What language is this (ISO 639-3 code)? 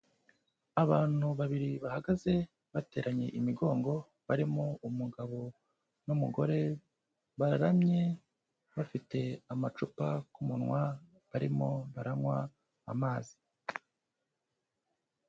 kin